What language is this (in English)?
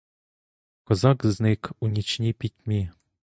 Ukrainian